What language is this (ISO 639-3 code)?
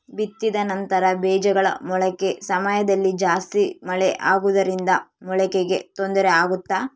kan